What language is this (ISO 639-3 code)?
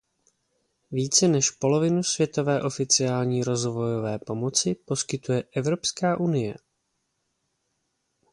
ces